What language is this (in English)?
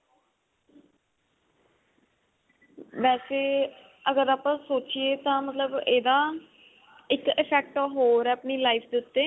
Punjabi